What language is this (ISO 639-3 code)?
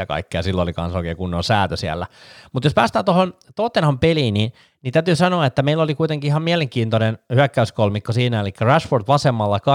fin